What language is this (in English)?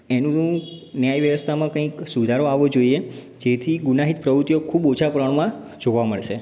Gujarati